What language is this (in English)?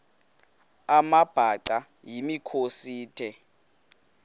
Xhosa